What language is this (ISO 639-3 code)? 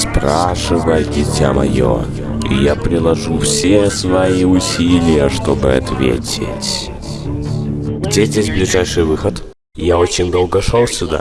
rus